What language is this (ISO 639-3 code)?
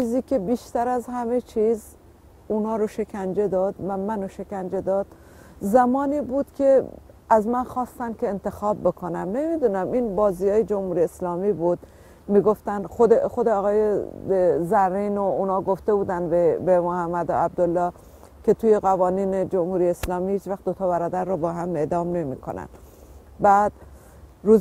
fas